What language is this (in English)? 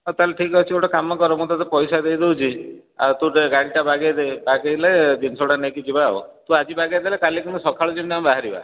Odia